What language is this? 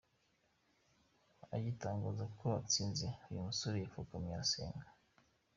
Kinyarwanda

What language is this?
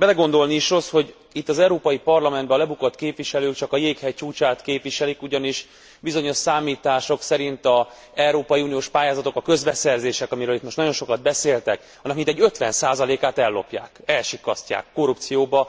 Hungarian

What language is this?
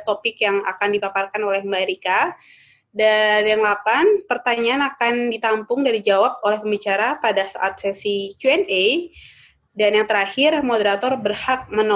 Indonesian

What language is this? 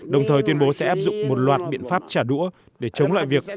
Vietnamese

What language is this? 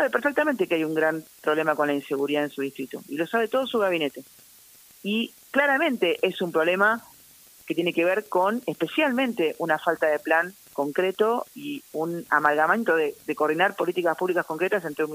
Spanish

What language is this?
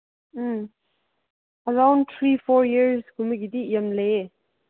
Manipuri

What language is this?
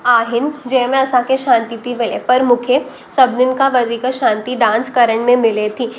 Sindhi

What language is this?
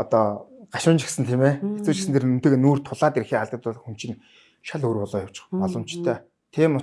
Turkish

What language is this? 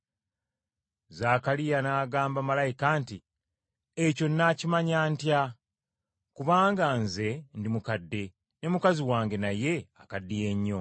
Ganda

